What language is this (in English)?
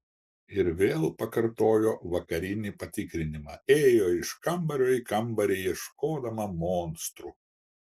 Lithuanian